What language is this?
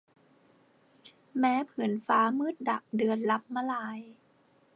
Thai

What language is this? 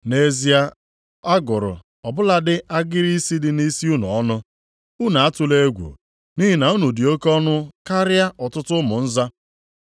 Igbo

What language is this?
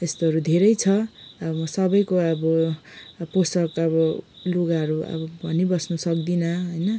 Nepali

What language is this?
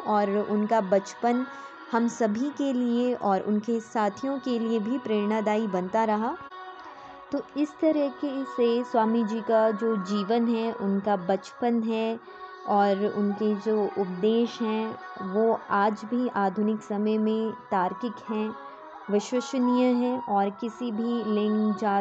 Hindi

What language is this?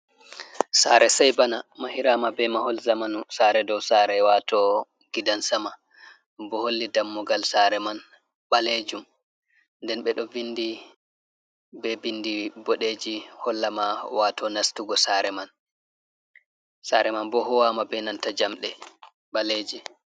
Fula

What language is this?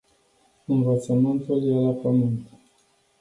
Romanian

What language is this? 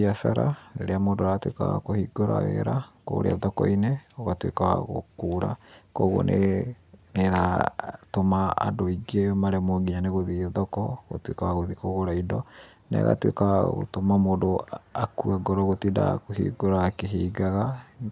Kikuyu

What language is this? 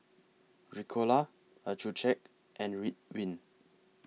English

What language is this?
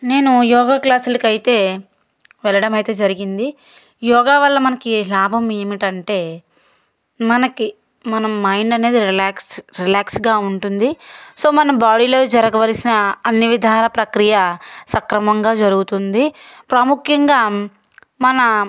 Telugu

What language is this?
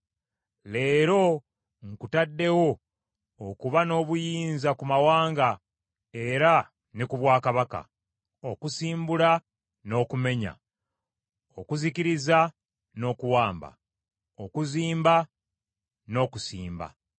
Ganda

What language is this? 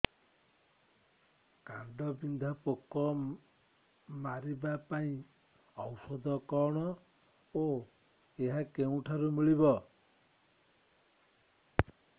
Odia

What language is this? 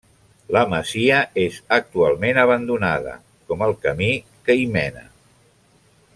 Catalan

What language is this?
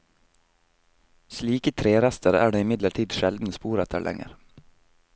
Norwegian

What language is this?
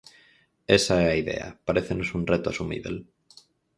Galician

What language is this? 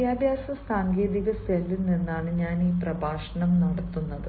Malayalam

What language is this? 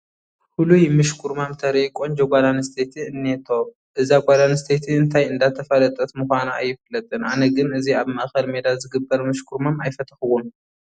Tigrinya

